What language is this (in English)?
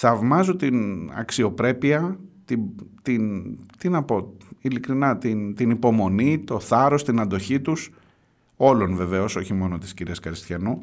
Greek